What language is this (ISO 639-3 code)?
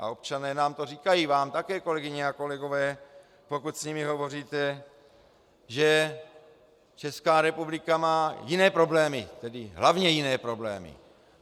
ces